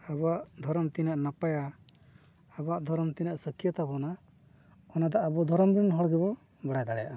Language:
Santali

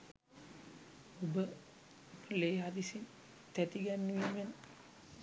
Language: Sinhala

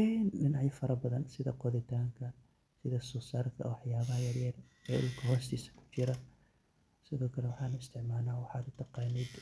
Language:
Somali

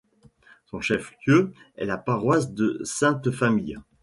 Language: French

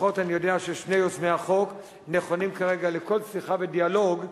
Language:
Hebrew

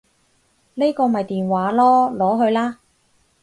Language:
Cantonese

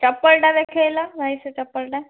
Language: Odia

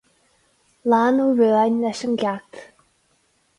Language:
Irish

